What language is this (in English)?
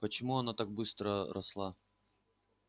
Russian